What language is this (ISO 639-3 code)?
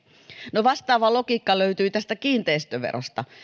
fin